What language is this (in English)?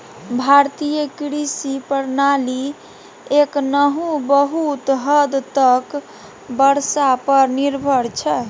Maithili